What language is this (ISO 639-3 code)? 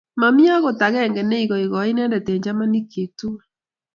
kln